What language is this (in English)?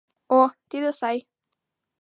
Mari